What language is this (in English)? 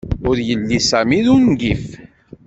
Kabyle